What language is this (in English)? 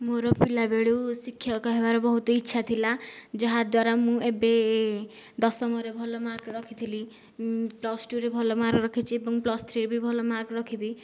Odia